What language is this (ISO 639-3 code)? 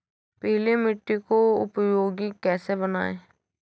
hin